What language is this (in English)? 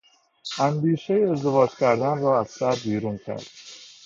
Persian